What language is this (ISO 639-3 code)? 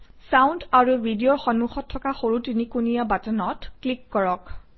asm